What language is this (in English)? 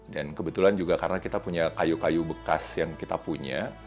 Indonesian